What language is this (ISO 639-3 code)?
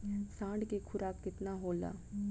bho